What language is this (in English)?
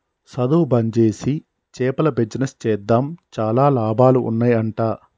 Telugu